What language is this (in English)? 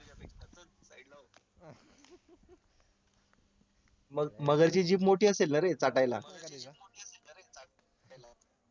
Marathi